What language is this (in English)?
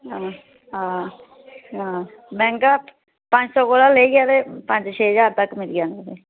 Dogri